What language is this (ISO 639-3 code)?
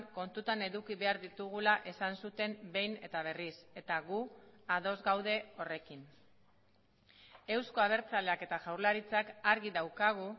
eus